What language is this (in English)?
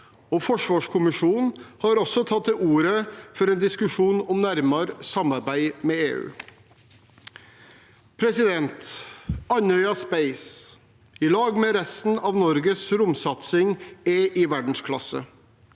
Norwegian